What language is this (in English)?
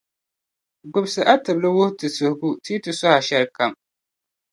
Dagbani